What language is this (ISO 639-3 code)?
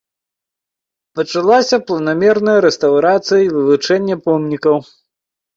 bel